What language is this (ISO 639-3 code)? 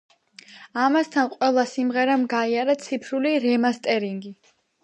kat